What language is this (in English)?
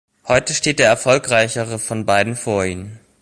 German